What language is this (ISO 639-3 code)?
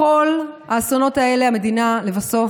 heb